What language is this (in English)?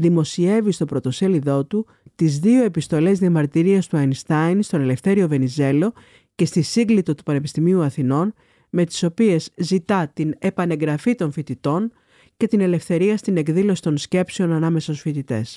Greek